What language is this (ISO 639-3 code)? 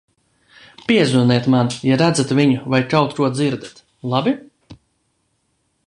lav